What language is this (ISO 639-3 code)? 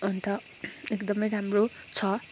nep